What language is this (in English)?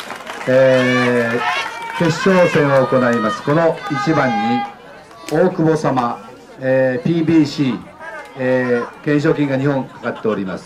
Japanese